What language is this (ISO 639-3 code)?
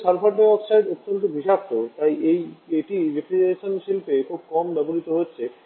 ben